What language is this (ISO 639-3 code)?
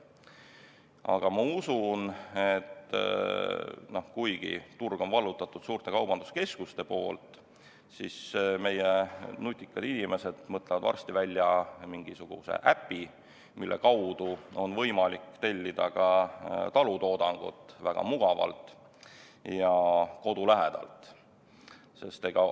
est